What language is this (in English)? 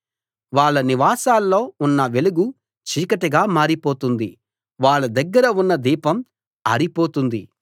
Telugu